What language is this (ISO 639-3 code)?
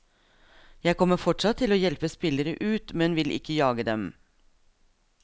nor